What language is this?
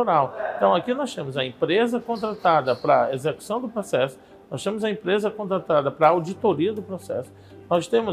Portuguese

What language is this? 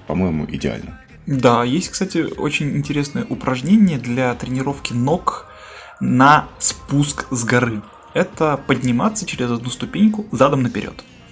Russian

